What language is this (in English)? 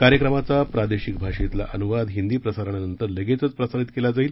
Marathi